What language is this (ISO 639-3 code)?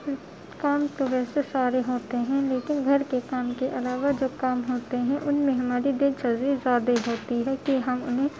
urd